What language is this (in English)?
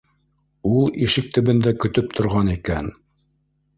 Bashkir